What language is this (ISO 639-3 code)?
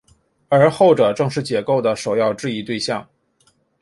zho